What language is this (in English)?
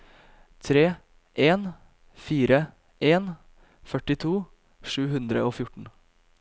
Norwegian